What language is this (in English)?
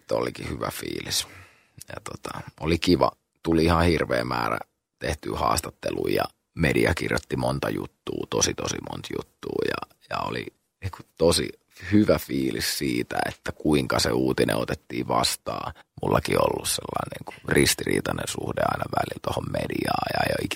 Finnish